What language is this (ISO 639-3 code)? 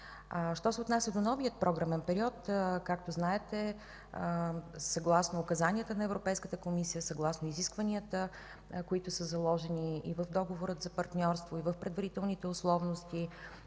bul